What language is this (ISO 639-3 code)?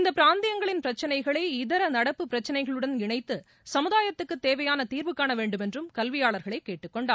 tam